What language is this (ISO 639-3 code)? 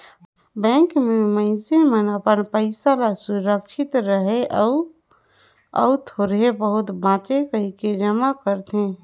hne